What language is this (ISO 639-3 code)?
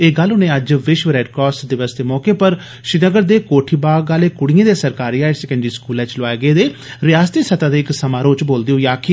doi